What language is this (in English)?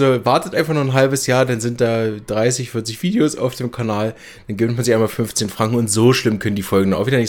German